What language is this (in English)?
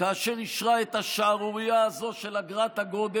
Hebrew